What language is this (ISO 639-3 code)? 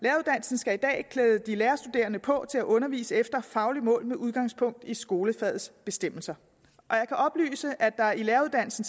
dan